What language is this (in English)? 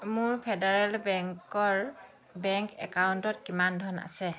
Assamese